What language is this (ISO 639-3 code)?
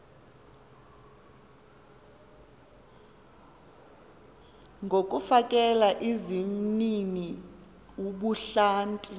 xho